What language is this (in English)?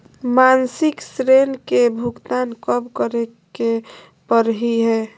Magahi